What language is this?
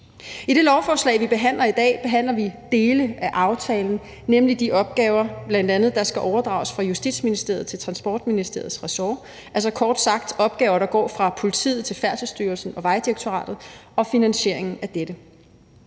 Danish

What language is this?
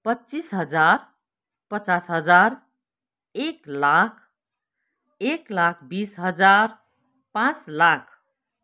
Nepali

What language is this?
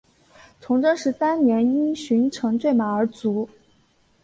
Chinese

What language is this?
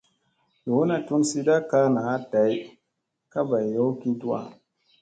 Musey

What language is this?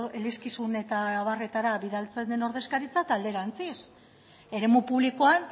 Basque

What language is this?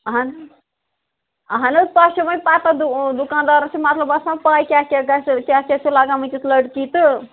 Kashmiri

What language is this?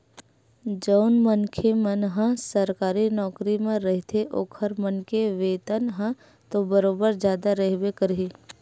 Chhattisgarhi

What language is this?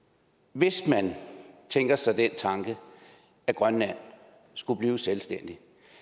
Danish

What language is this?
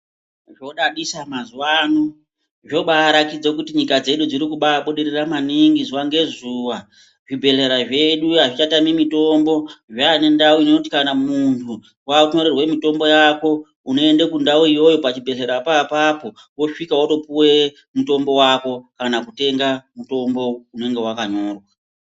Ndau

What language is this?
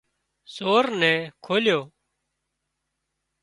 Wadiyara Koli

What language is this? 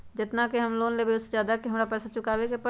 Magahi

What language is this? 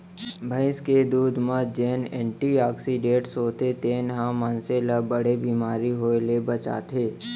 Chhattisgarhi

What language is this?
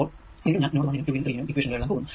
Malayalam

